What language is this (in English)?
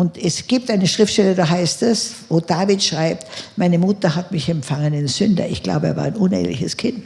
German